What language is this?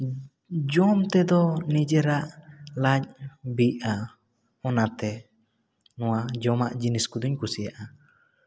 Santali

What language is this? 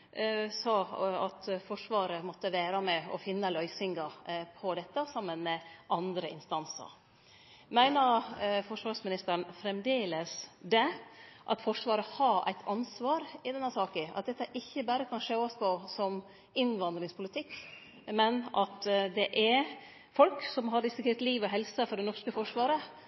Norwegian Nynorsk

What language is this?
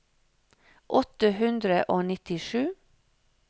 Norwegian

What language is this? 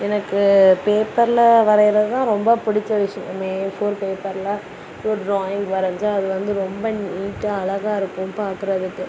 Tamil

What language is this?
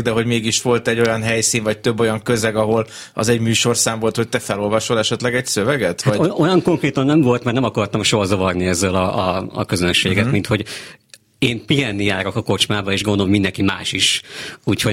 Hungarian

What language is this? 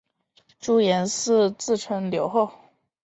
Chinese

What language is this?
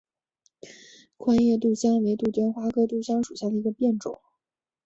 Chinese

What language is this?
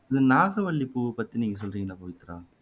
Tamil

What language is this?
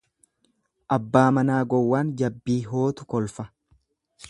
Oromo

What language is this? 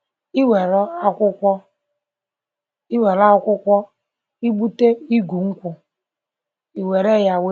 Igbo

